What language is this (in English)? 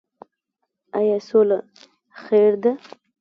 Pashto